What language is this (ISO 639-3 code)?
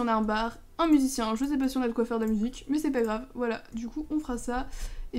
fra